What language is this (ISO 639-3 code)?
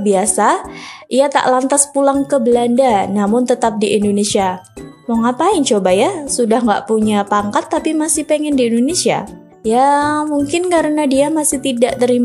ind